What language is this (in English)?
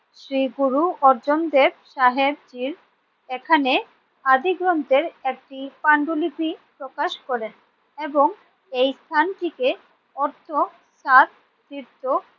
Bangla